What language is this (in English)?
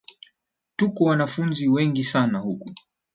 Swahili